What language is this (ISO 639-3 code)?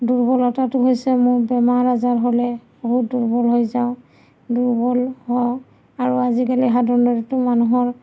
asm